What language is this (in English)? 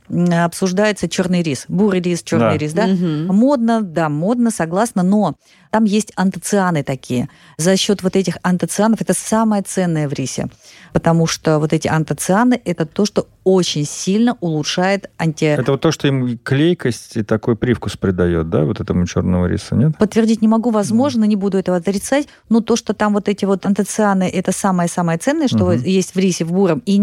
Russian